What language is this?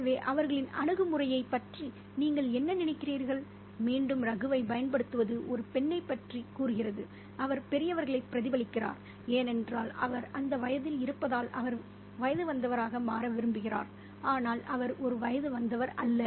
Tamil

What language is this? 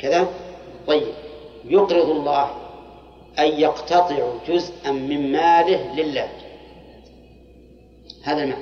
Arabic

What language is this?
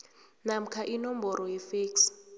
South Ndebele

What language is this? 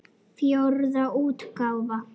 Icelandic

